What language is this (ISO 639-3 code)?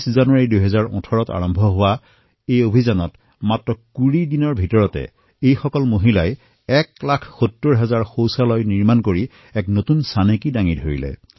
asm